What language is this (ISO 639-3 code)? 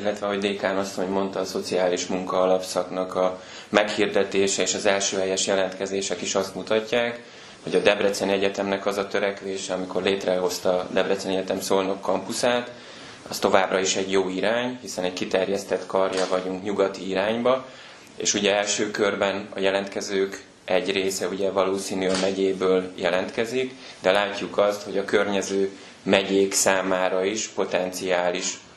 hun